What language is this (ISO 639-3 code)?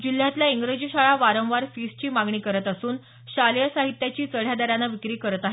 mar